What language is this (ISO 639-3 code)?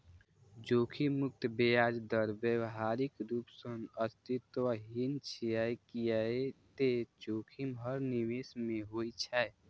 mai